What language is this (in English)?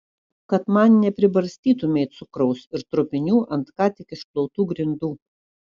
Lithuanian